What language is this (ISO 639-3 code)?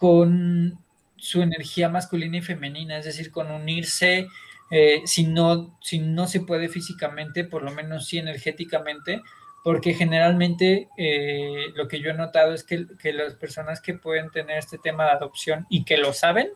spa